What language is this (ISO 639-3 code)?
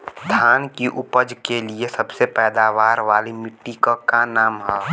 bho